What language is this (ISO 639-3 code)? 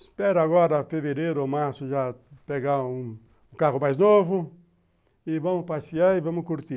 por